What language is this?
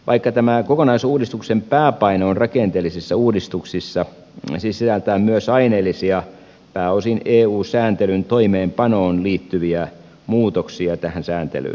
Finnish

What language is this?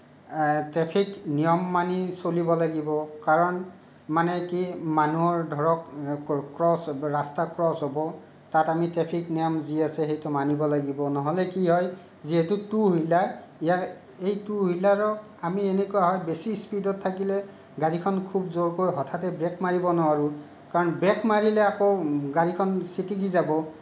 Assamese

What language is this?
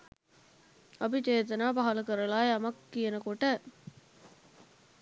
Sinhala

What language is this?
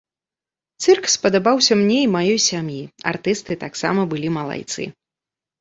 Belarusian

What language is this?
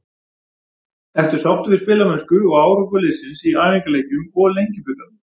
Icelandic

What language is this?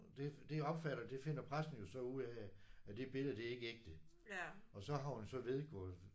Danish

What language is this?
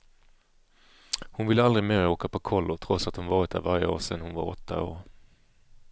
Swedish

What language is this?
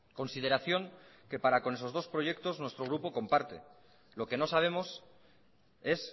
Spanish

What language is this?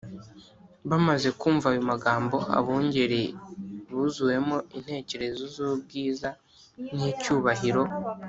Kinyarwanda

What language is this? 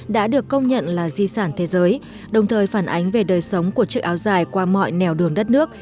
Vietnamese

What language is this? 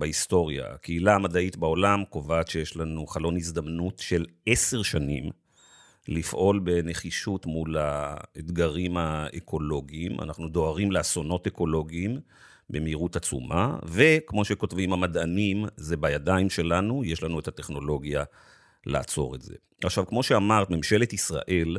Hebrew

